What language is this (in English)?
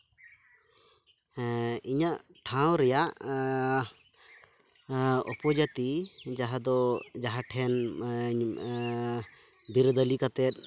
Santali